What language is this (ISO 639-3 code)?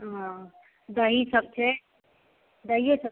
mai